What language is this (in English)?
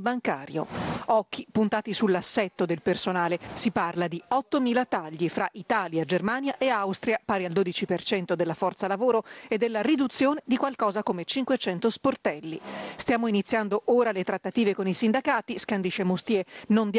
Italian